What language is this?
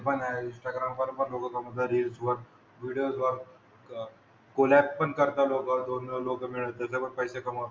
Marathi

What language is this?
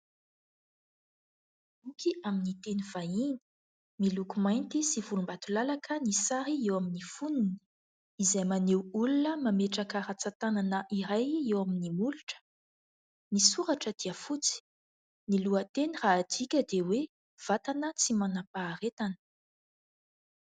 Malagasy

